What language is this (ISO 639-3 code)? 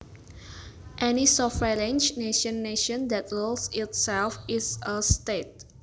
jav